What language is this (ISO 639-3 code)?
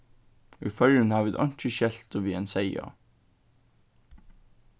fao